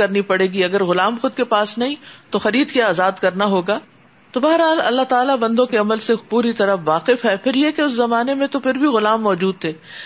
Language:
Urdu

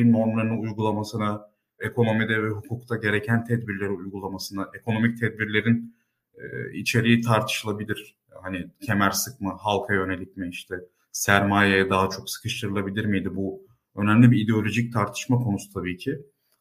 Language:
Turkish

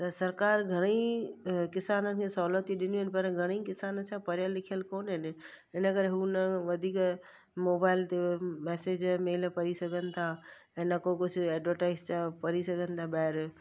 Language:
Sindhi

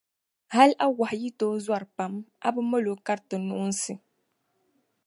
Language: Dagbani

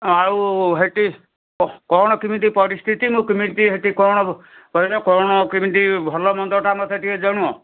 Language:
Odia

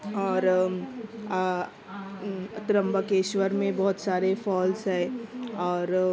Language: Urdu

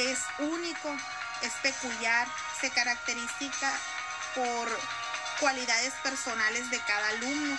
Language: Spanish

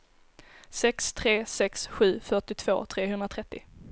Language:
Swedish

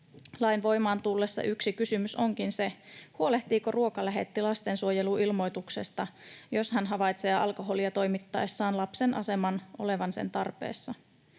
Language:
Finnish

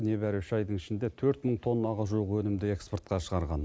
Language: Kazakh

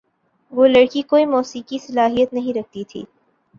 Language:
Urdu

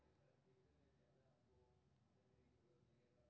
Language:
Maithili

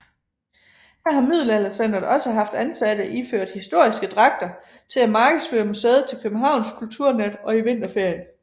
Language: Danish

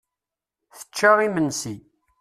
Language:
Kabyle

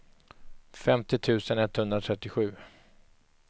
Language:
Swedish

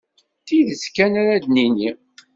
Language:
Kabyle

